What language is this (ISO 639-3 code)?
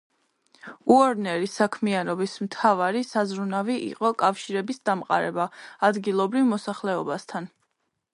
kat